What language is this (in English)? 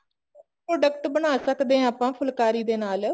Punjabi